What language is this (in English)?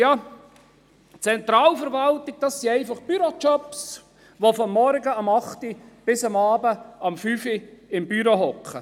Swiss German